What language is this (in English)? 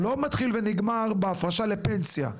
Hebrew